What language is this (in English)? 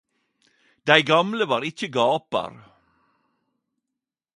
Norwegian Nynorsk